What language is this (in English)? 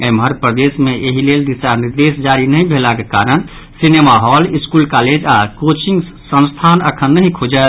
Maithili